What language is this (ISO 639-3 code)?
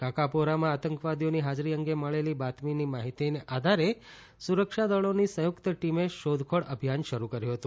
guj